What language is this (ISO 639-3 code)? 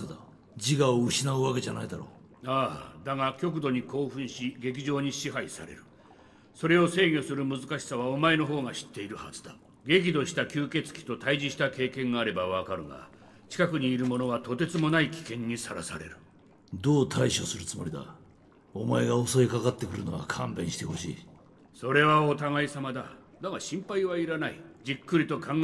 jpn